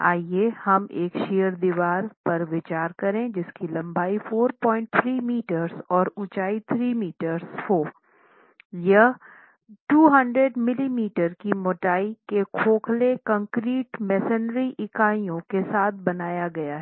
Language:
Hindi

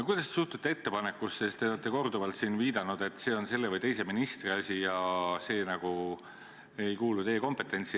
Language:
Estonian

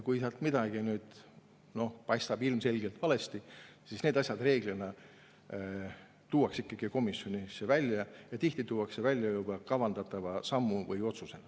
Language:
Estonian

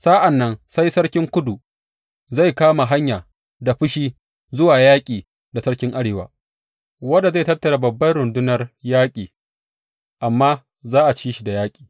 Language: Hausa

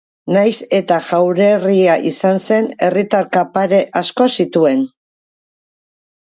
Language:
Basque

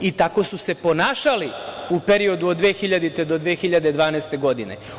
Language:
Serbian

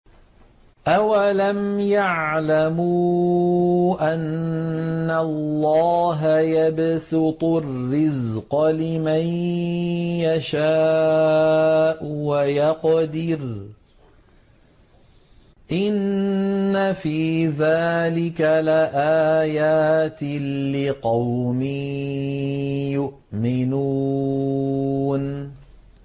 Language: Arabic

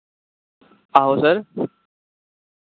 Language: Dogri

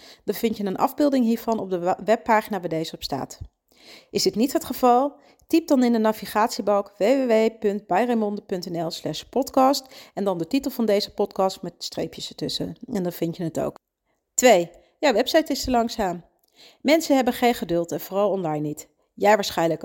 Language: Dutch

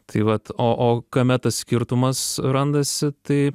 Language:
Lithuanian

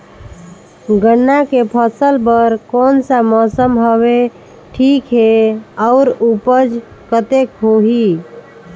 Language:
Chhattisgarhi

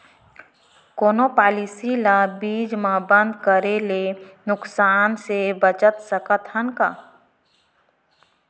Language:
Chhattisgarhi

